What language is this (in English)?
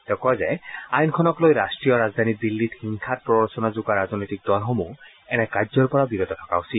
Assamese